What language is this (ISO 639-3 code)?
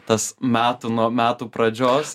lit